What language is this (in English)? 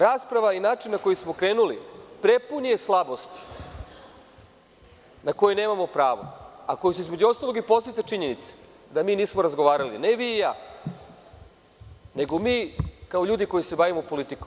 Serbian